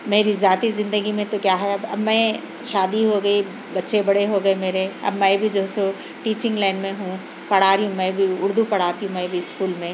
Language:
Urdu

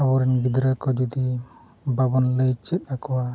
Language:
Santali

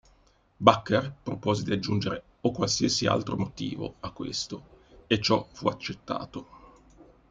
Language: Italian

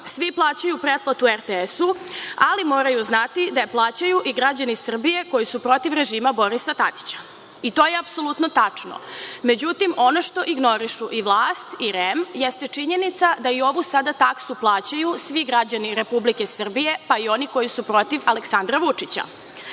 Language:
Serbian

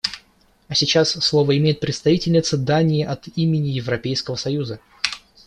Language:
Russian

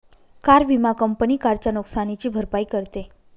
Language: Marathi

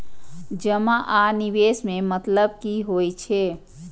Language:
Maithili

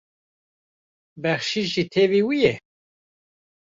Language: Kurdish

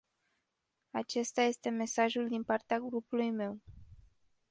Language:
Romanian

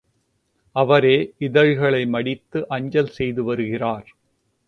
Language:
Tamil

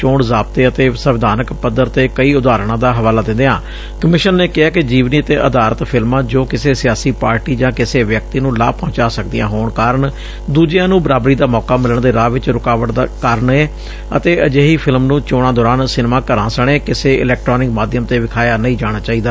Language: Punjabi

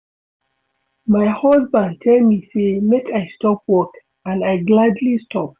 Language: Nigerian Pidgin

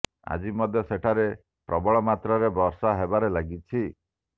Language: Odia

